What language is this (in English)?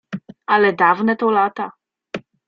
Polish